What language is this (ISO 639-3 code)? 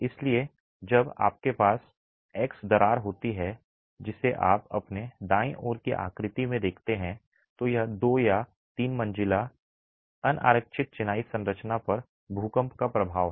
hin